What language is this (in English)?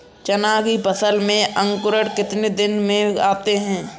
Hindi